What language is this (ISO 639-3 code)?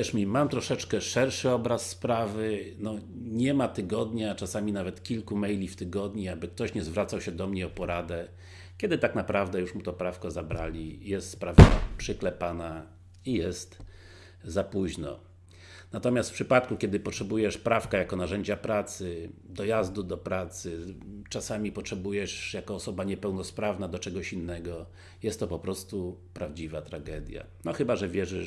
pol